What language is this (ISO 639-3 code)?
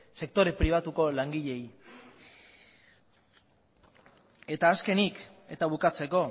eus